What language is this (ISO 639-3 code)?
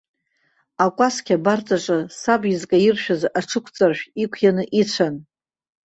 abk